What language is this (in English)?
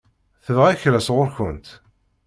Kabyle